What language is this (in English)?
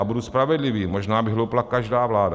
Czech